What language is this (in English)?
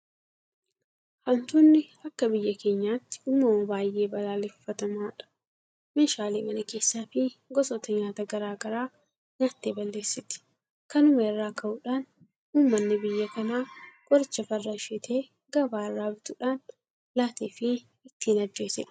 Oromo